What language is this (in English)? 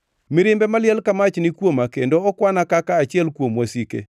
Luo (Kenya and Tanzania)